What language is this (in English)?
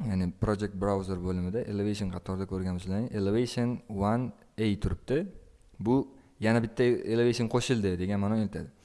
Turkish